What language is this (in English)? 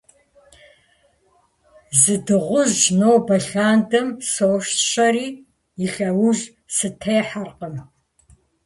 Kabardian